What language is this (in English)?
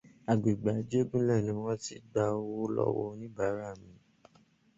Yoruba